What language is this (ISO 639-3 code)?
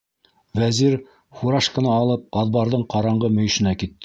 bak